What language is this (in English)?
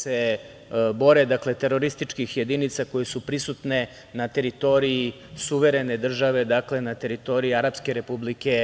Serbian